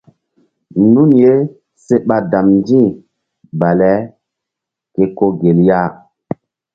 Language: Mbum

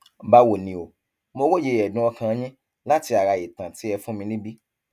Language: Yoruba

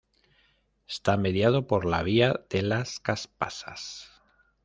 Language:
Spanish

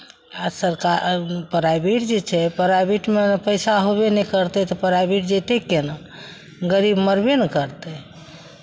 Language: Maithili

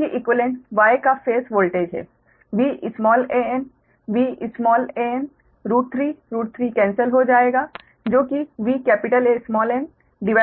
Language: Hindi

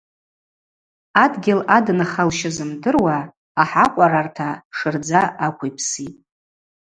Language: Abaza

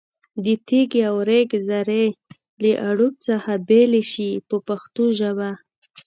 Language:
Pashto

